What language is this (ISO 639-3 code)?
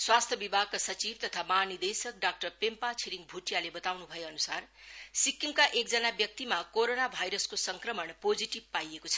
nep